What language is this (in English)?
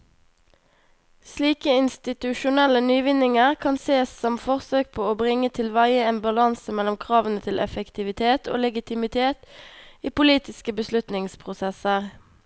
Norwegian